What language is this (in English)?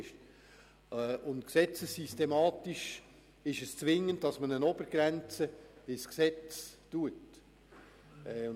Swiss German